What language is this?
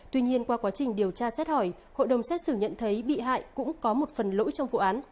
Vietnamese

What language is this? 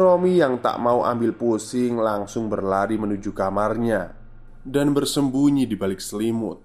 Indonesian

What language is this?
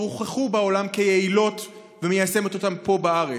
Hebrew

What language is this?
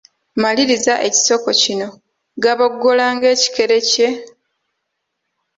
Ganda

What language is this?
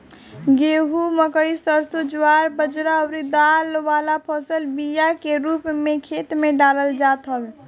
Bhojpuri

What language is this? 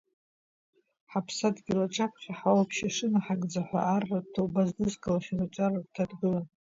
Abkhazian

